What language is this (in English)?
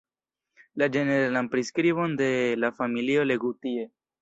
Esperanto